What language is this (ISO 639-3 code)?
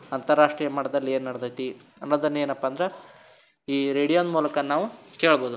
kan